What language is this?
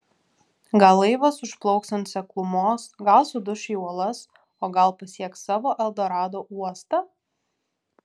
Lithuanian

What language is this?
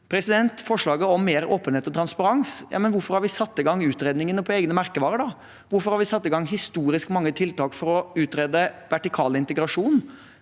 Norwegian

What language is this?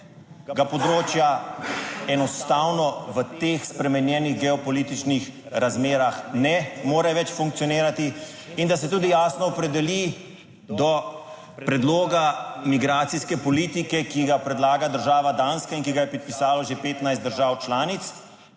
Slovenian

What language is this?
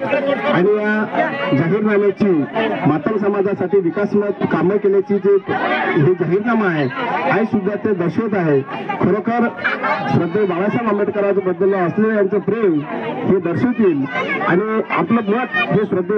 Marathi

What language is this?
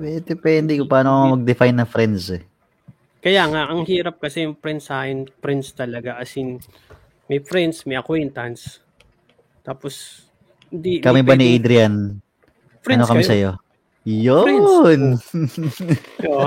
Filipino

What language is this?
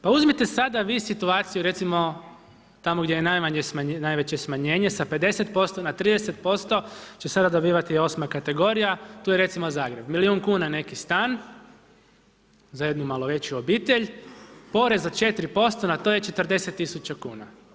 Croatian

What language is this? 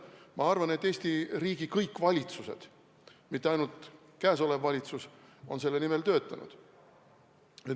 Estonian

